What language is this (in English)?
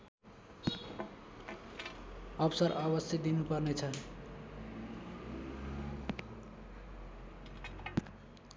Nepali